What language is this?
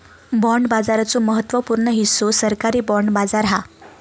Marathi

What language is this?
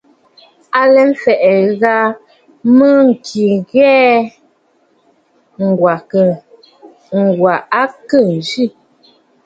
Bafut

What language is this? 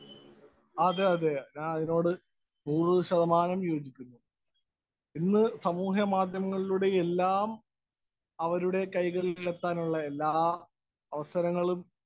Malayalam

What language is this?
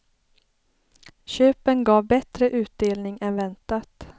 Swedish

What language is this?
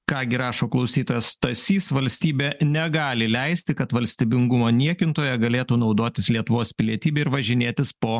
Lithuanian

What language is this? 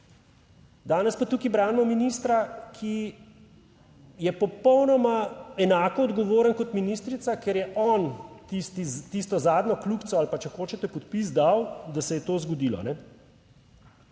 Slovenian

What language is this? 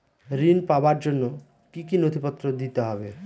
Bangla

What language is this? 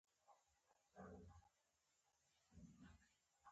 Pashto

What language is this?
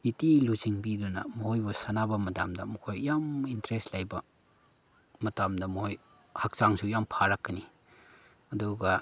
Manipuri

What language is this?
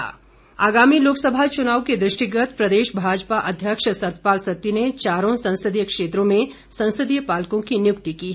Hindi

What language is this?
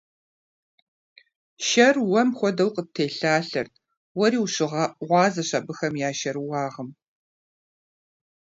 Kabardian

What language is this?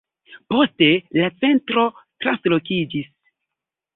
Esperanto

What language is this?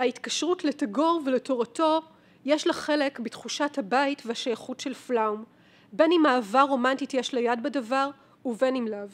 Hebrew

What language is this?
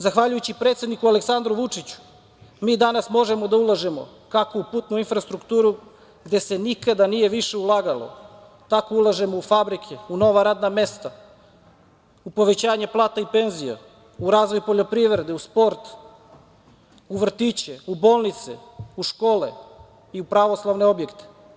Serbian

